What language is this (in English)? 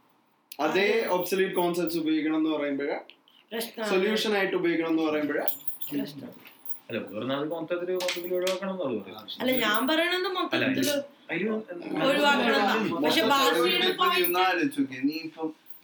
Malayalam